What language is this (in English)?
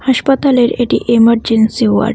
Bangla